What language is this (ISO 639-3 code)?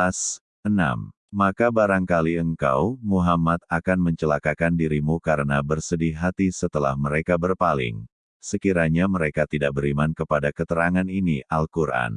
ind